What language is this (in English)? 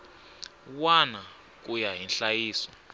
Tsonga